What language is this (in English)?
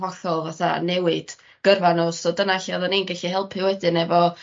Welsh